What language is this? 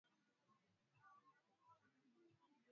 Swahili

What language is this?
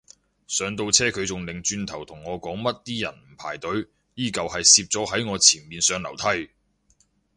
Cantonese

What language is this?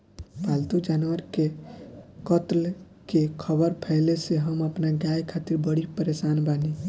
Bhojpuri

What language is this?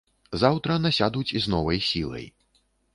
Belarusian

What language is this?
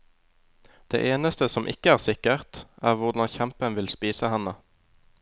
Norwegian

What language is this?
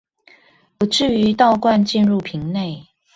Chinese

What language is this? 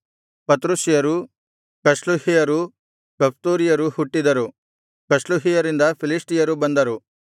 Kannada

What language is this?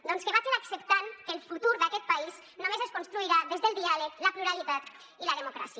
Catalan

